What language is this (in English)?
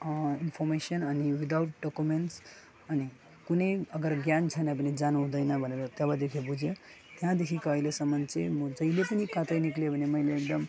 Nepali